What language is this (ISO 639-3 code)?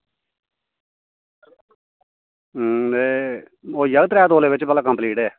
doi